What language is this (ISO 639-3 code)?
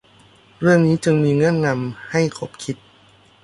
tha